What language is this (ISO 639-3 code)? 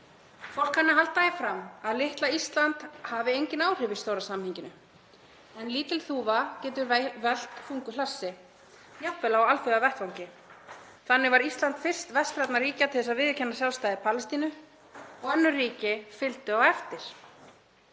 isl